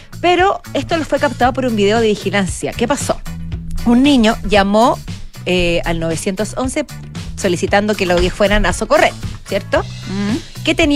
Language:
Spanish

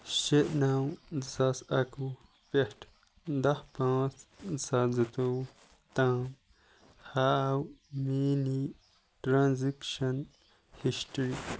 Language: Kashmiri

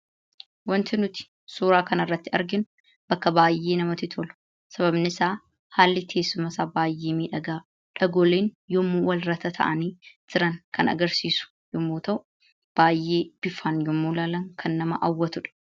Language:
Oromo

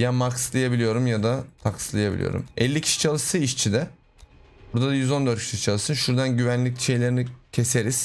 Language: Turkish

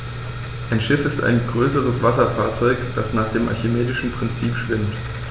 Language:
German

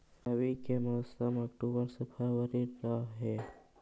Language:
Magahi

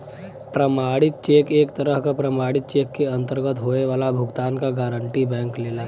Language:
Bhojpuri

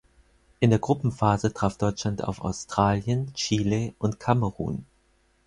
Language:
German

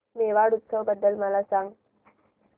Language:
Marathi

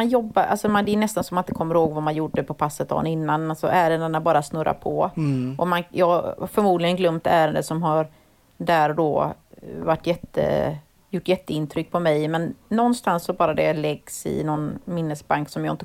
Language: Swedish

